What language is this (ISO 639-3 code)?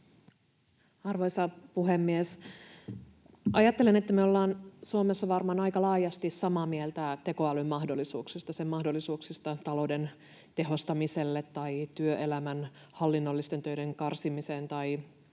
fin